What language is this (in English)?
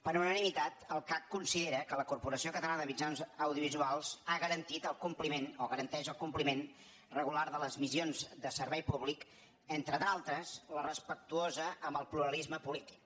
Catalan